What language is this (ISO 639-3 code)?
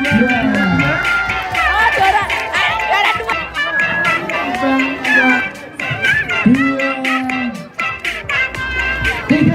ind